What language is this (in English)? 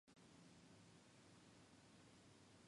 Western Frisian